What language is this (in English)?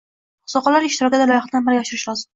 Uzbek